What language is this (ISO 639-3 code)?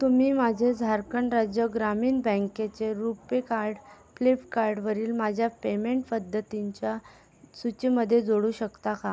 mar